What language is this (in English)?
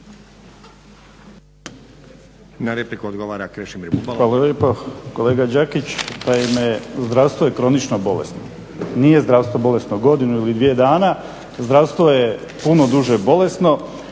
Croatian